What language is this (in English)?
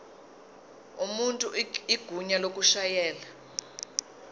Zulu